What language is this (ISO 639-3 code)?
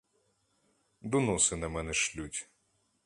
ukr